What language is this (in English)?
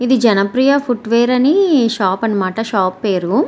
Telugu